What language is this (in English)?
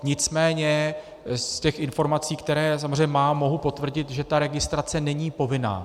Czech